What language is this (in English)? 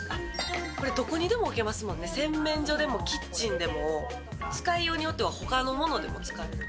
Japanese